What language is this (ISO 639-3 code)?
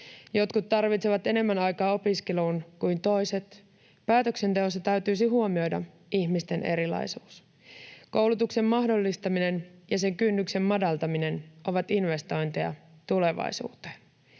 fin